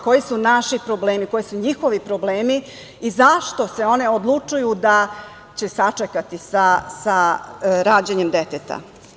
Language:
Serbian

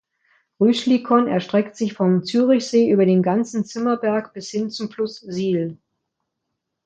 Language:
German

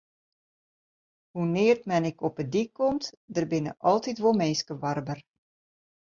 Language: Western Frisian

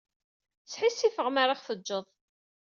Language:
Kabyle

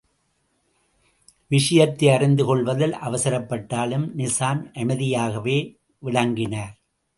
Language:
Tamil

